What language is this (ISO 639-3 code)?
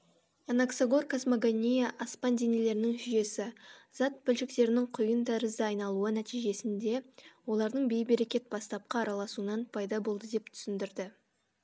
kaz